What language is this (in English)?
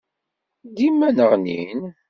Kabyle